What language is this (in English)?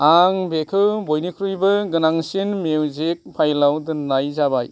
Bodo